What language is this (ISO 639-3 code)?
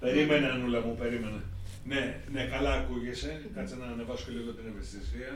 ell